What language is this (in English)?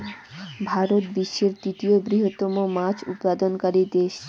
Bangla